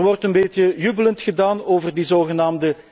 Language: Dutch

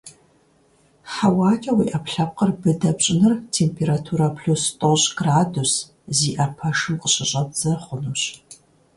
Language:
Kabardian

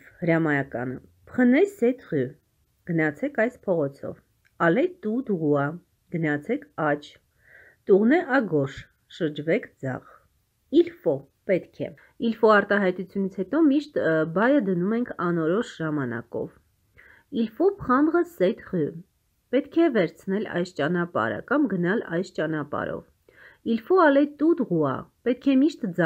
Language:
Polish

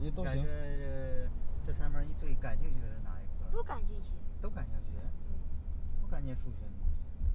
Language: Chinese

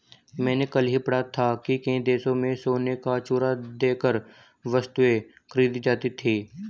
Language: Hindi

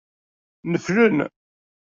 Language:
Kabyle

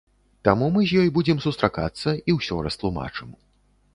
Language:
Belarusian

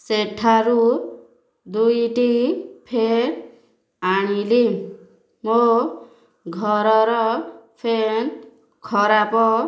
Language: Odia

